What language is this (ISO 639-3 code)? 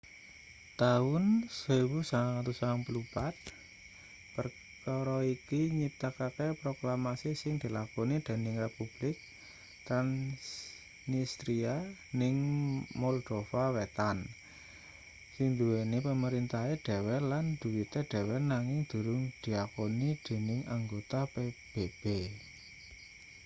jav